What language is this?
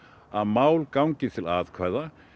Icelandic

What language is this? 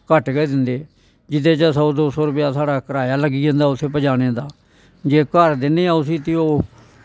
Dogri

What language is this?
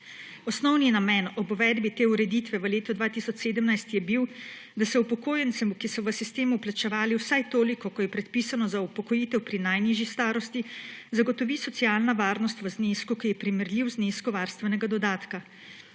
Slovenian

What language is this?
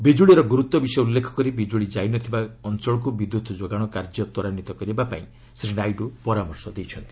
Odia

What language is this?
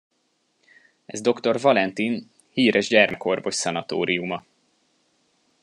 Hungarian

